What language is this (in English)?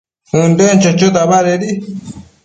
Matsés